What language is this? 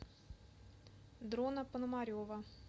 Russian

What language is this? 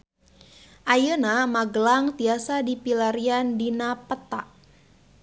Sundanese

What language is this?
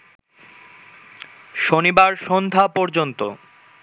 Bangla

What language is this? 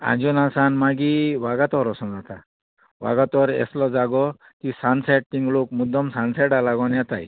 Konkani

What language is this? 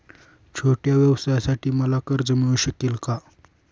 Marathi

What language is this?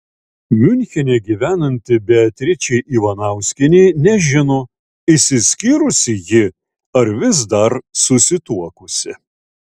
Lithuanian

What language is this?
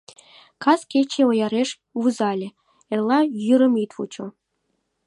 Mari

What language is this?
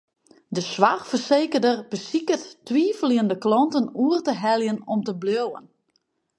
Western Frisian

